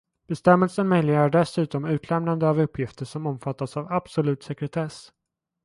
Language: Swedish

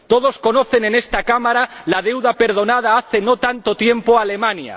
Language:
Spanish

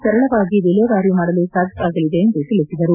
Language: Kannada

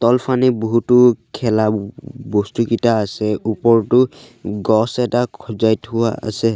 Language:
Assamese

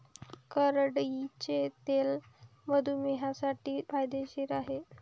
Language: Marathi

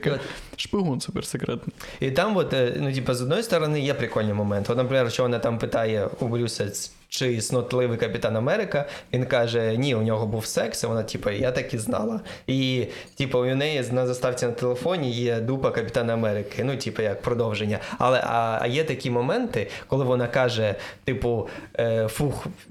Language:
Ukrainian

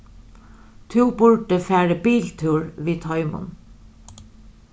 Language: Faroese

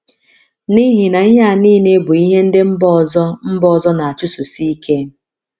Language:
Igbo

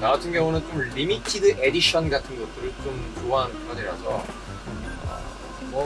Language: Korean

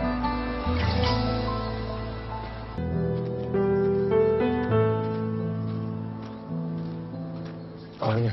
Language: Turkish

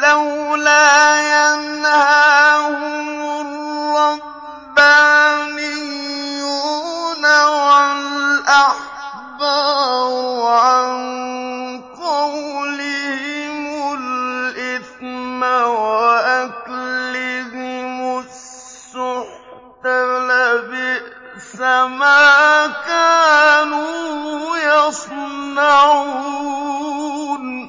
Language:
Arabic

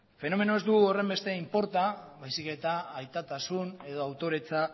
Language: Basque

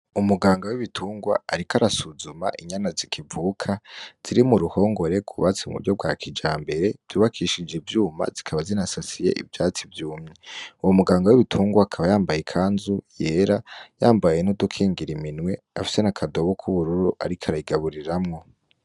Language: Rundi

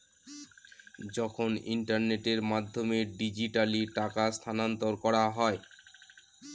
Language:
Bangla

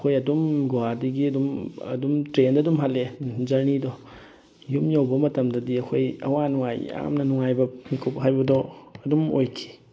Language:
Manipuri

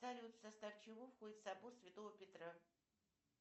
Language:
Russian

